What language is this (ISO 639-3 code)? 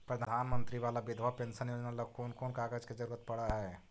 mag